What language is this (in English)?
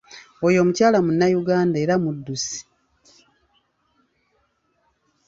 Ganda